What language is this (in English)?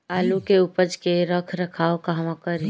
Bhojpuri